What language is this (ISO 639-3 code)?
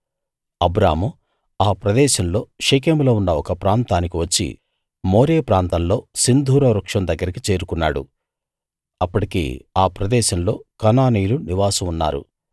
tel